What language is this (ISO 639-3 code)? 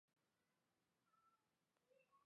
zho